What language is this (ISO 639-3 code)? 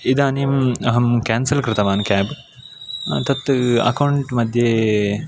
san